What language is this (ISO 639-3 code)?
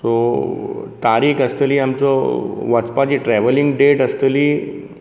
kok